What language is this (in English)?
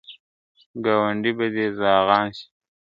Pashto